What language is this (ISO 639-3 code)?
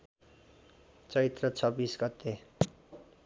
nep